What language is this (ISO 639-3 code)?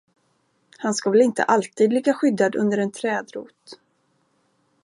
swe